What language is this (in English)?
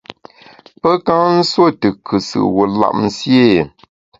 Bamun